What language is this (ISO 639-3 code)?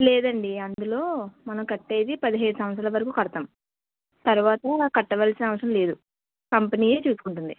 tel